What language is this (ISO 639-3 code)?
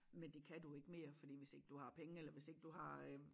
dan